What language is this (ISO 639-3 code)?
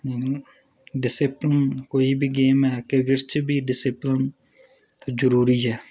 doi